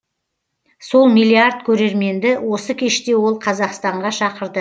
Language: Kazakh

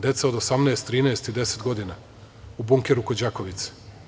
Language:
Serbian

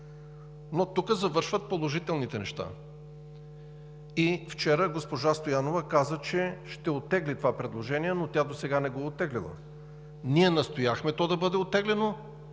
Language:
Bulgarian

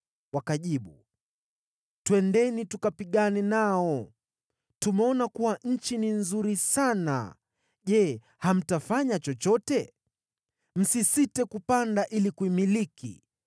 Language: Swahili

